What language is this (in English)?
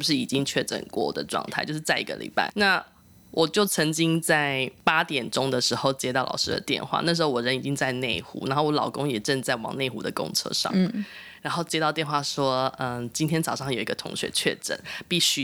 Chinese